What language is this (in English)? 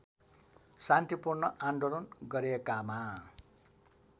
Nepali